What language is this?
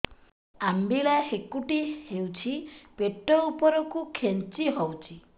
Odia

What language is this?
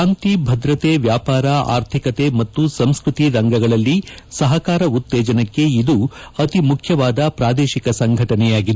Kannada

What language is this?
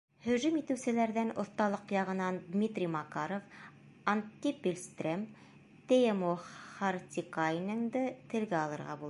Bashkir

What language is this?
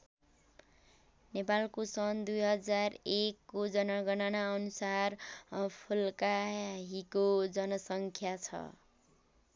Nepali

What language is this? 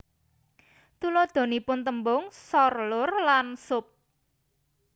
Javanese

